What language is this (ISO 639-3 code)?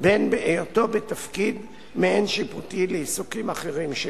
heb